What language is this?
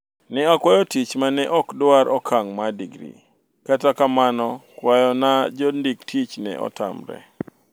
Luo (Kenya and Tanzania)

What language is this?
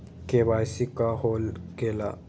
Magahi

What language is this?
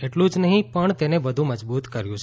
Gujarati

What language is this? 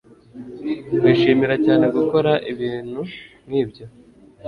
Kinyarwanda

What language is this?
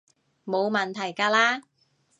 Cantonese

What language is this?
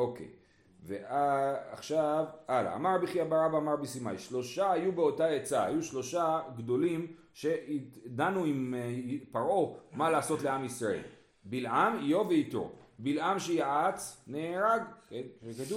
Hebrew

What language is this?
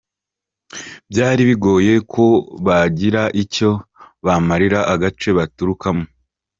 Kinyarwanda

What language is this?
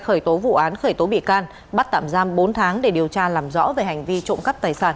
Vietnamese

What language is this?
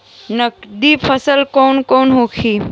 Bhojpuri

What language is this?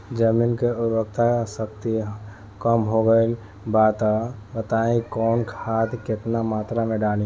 Bhojpuri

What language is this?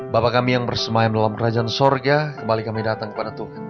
Indonesian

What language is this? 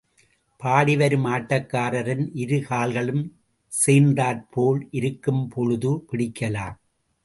Tamil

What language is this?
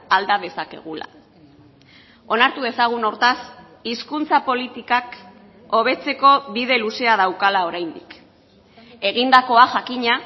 Basque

